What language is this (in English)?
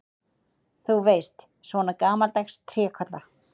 Icelandic